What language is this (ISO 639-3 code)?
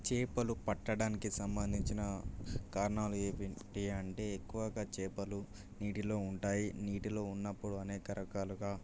tel